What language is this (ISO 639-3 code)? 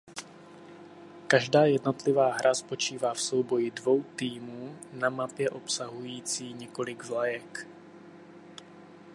ces